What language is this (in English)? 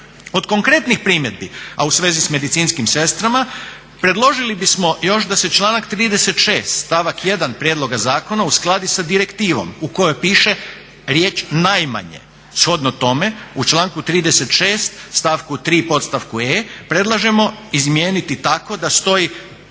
Croatian